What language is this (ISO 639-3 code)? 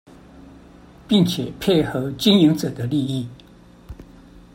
zho